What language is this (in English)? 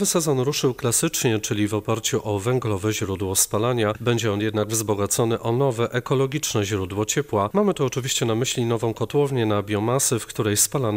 Polish